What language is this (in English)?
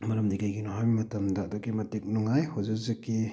Manipuri